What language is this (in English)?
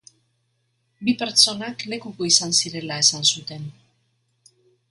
Basque